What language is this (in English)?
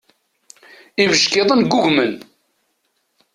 Kabyle